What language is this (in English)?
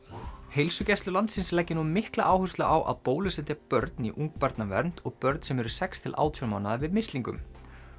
Icelandic